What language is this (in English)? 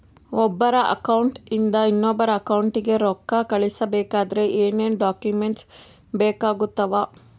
Kannada